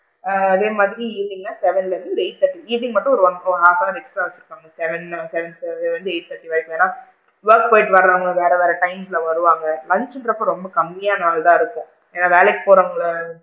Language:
Tamil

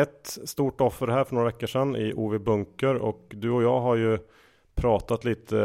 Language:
Swedish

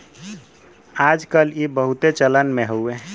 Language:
Bhojpuri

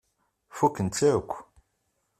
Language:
Kabyle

